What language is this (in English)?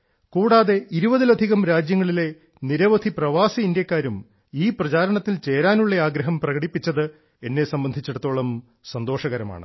Malayalam